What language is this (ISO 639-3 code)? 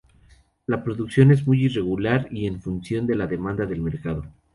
spa